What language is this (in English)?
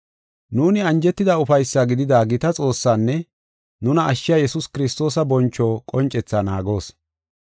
Gofa